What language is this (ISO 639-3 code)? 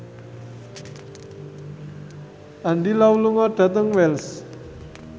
jav